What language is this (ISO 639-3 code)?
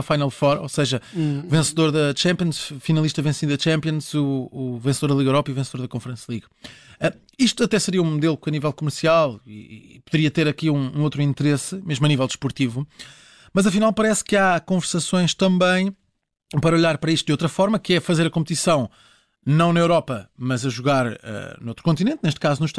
por